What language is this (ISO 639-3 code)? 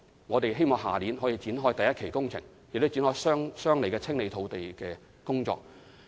yue